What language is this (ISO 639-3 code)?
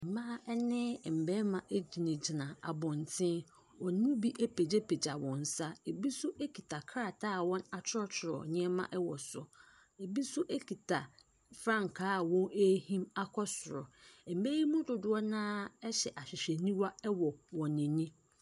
aka